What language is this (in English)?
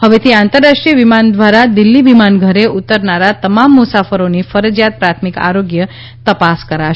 Gujarati